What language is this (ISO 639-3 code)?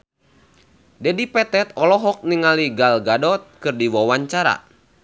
sun